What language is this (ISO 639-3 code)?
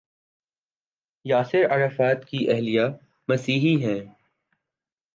urd